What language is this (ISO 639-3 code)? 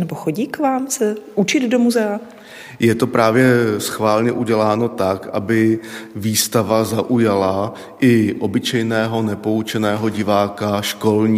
ces